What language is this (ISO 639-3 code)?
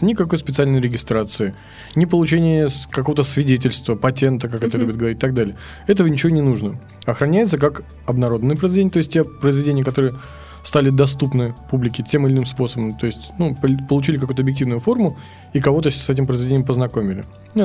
rus